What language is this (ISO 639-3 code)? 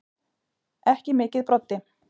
isl